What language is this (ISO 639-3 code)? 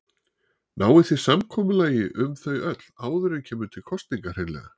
isl